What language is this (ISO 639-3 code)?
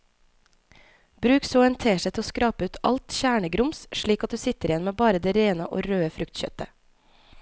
nor